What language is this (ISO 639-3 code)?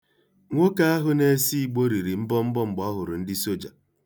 ibo